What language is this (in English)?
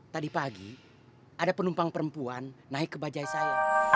Indonesian